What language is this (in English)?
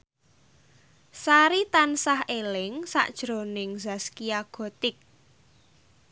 Javanese